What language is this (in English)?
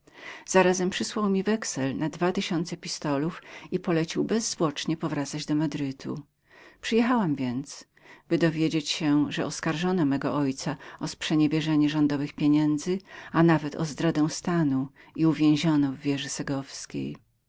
Polish